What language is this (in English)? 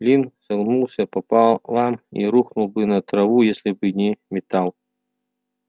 Russian